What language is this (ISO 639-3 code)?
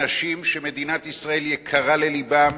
heb